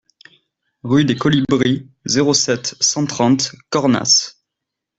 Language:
French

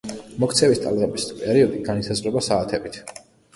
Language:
Georgian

